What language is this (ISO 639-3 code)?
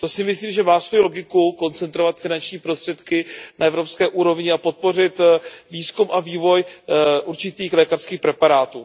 ces